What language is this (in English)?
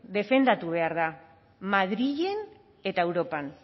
Basque